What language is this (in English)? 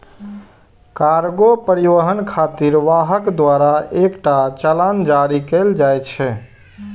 Maithili